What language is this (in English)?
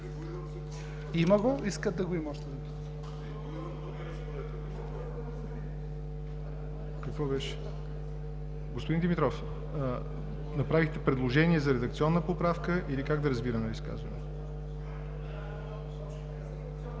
Bulgarian